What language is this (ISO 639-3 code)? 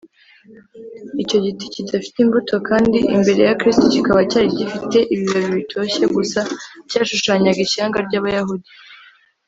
kin